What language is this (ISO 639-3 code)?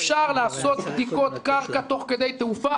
heb